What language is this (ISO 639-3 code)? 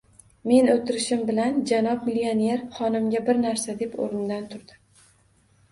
uzb